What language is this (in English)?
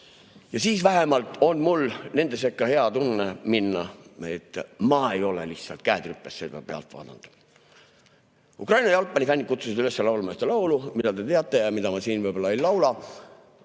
Estonian